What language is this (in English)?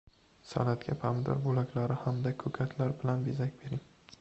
Uzbek